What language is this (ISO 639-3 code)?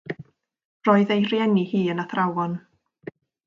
cym